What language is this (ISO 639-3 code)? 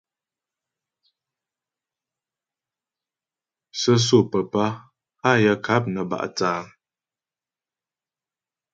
bbj